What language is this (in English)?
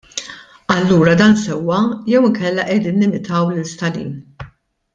Maltese